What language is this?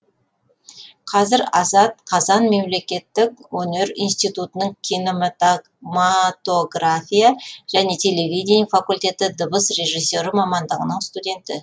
Kazakh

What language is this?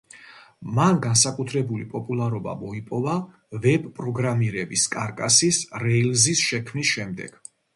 Georgian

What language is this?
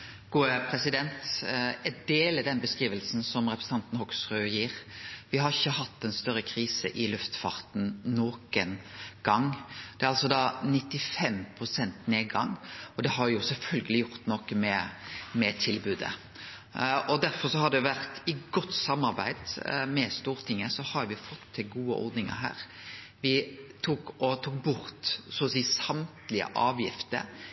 Norwegian Nynorsk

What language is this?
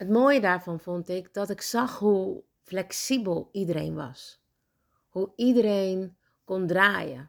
Dutch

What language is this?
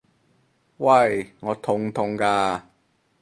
Cantonese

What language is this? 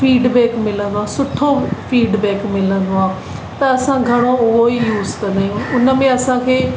Sindhi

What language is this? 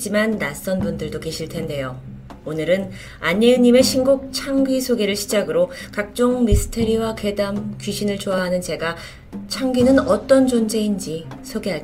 Korean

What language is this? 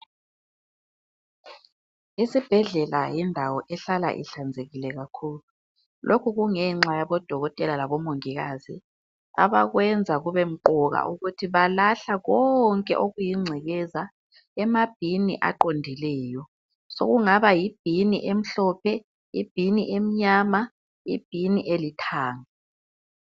North Ndebele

